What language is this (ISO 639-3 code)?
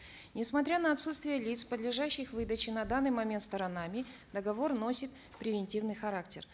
kaz